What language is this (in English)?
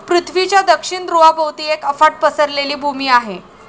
Marathi